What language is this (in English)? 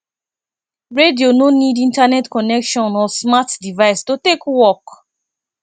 Nigerian Pidgin